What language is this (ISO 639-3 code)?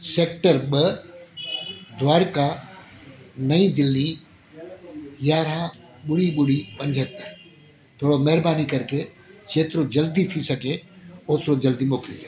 snd